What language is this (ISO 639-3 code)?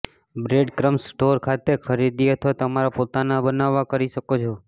guj